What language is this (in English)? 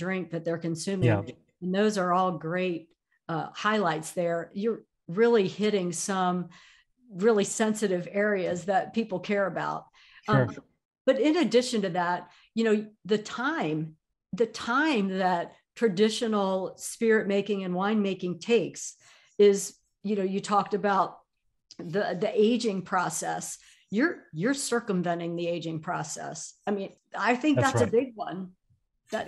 English